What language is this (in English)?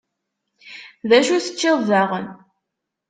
Kabyle